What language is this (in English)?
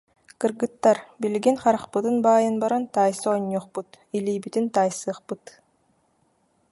Yakut